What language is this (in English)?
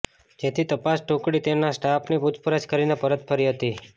Gujarati